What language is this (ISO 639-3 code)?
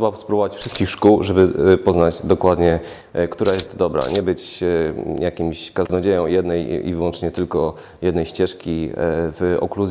pol